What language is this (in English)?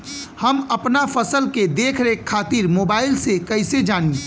Bhojpuri